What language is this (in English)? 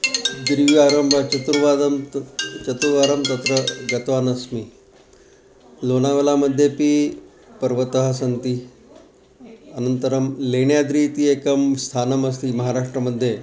Sanskrit